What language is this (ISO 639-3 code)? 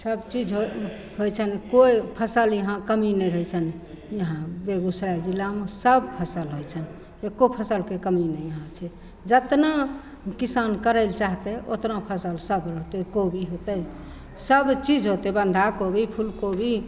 mai